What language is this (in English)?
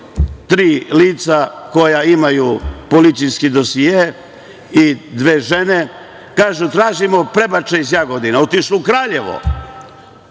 Serbian